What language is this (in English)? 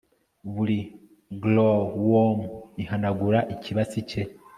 Kinyarwanda